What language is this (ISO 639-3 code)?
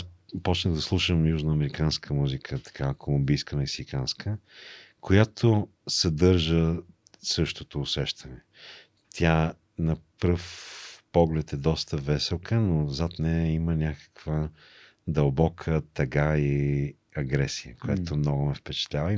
bul